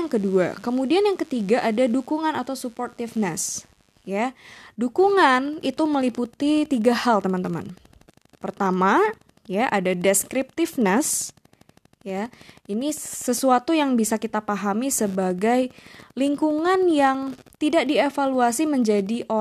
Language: Indonesian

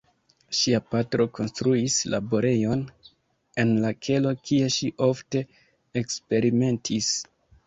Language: Esperanto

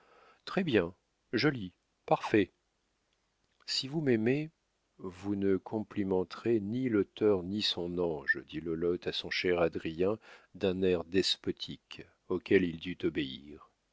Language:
French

